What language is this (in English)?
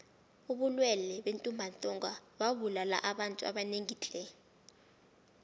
South Ndebele